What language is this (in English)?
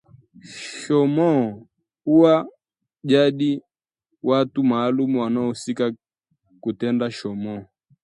Swahili